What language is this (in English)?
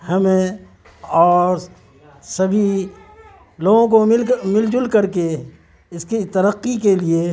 Urdu